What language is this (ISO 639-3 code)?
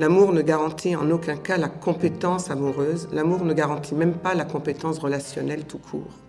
fra